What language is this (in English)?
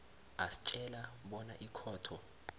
South Ndebele